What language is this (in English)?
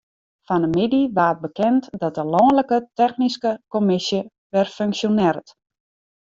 Western Frisian